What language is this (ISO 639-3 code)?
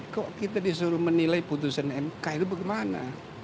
ind